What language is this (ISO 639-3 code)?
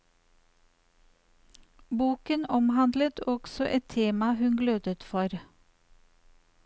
nor